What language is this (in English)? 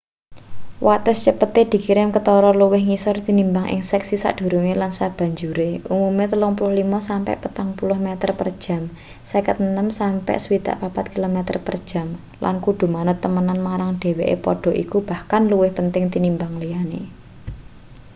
Javanese